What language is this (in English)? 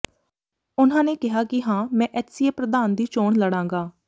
Punjabi